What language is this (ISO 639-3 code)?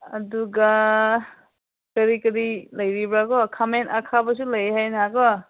mni